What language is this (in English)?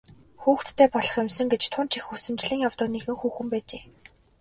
Mongolian